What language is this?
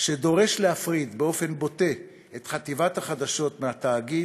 Hebrew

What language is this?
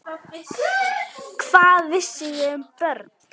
Icelandic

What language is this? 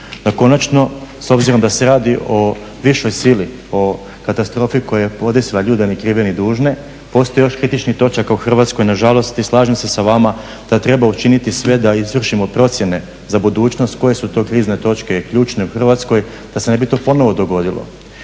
Croatian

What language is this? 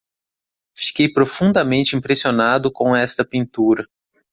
Portuguese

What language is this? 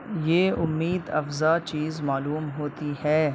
Urdu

